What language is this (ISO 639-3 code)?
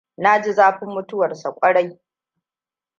hau